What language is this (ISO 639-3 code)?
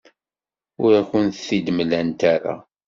kab